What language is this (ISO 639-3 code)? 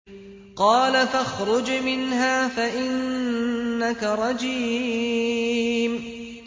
ara